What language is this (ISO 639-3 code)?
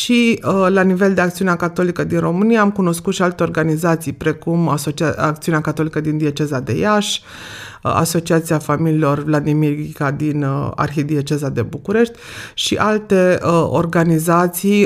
ron